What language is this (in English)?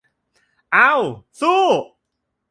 Thai